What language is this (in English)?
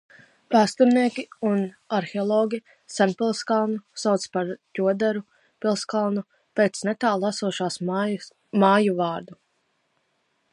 Latvian